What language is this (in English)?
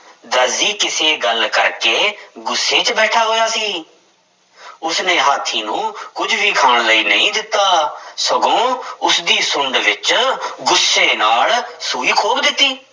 Punjabi